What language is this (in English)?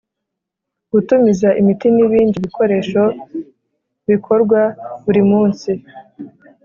Kinyarwanda